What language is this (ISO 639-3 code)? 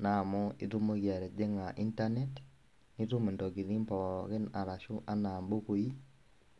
mas